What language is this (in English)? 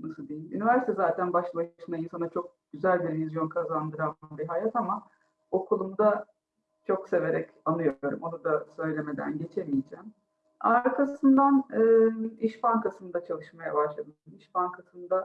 Turkish